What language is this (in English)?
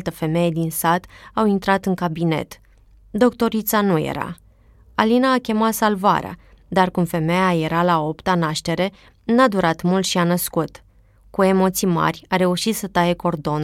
Romanian